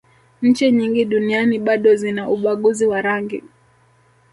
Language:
Swahili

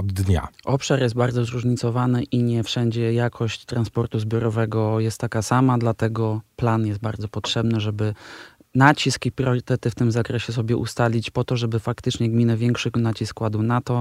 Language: Polish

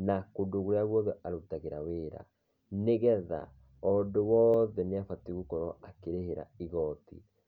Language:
Kikuyu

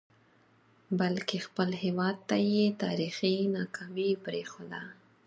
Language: Pashto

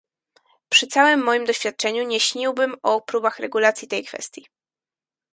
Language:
Polish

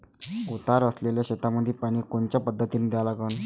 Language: Marathi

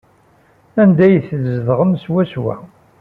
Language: Kabyle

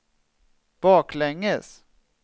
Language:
Swedish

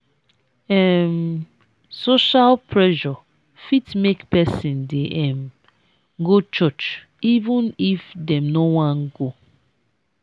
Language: Nigerian Pidgin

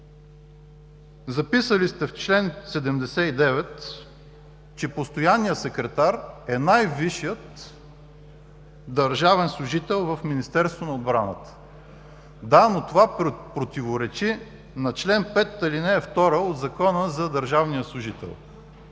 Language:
Bulgarian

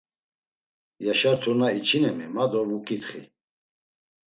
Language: Laz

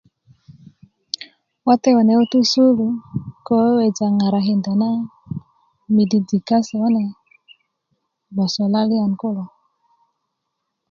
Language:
Kuku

